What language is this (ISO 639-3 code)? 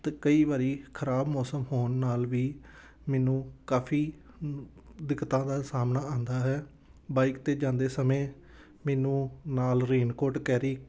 pan